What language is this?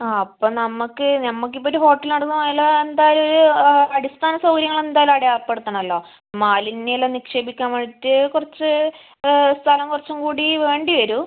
Malayalam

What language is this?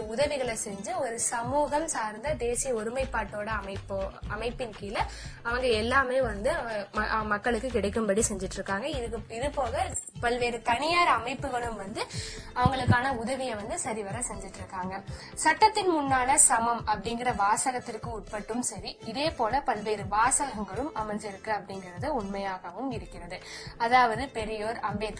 Tamil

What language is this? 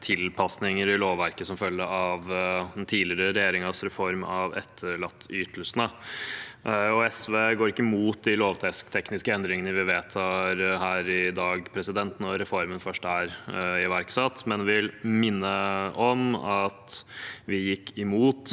Norwegian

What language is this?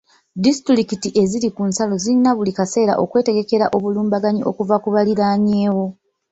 Ganda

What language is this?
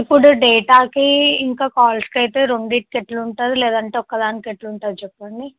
Telugu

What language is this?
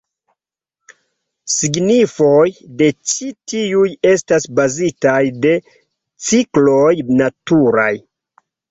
Esperanto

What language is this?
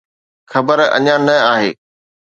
Sindhi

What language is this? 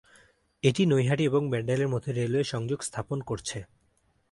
Bangla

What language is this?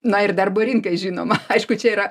Lithuanian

